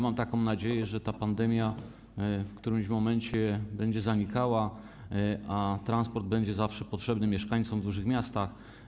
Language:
Polish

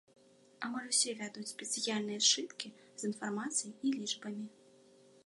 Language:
Belarusian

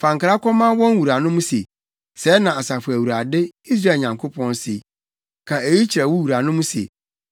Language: Akan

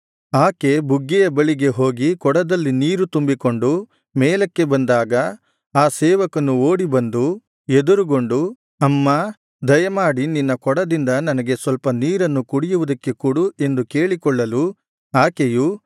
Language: Kannada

